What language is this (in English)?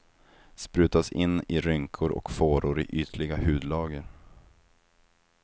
Swedish